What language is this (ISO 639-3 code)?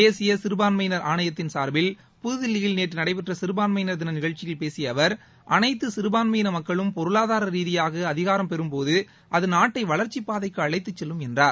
tam